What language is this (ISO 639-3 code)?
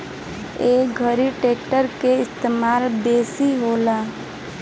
bho